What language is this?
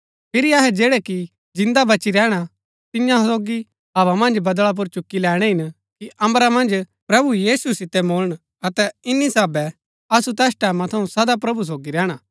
Gaddi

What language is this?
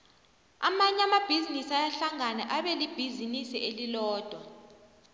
South Ndebele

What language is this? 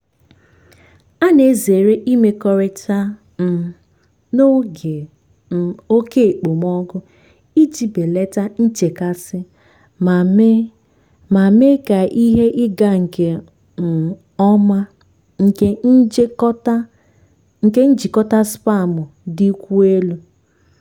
Igbo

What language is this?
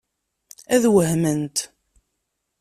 Kabyle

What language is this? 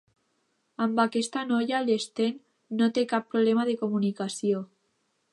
Catalan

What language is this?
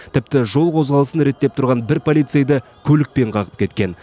Kazakh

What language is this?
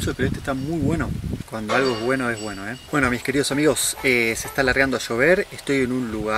Spanish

